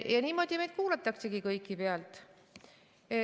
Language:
Estonian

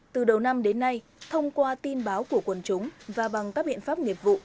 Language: Vietnamese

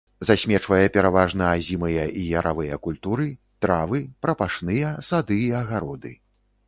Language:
Belarusian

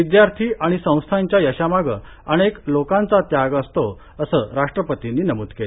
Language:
Marathi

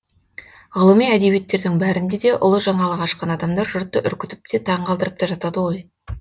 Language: Kazakh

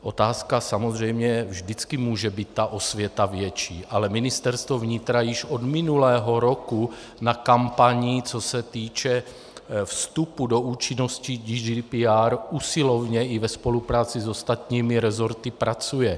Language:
Czech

